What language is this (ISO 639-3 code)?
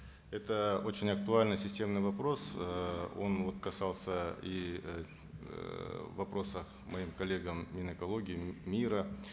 kaz